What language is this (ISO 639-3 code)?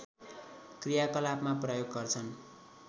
nep